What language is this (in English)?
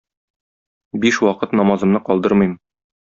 Tatar